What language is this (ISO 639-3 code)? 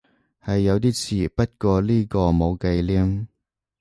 yue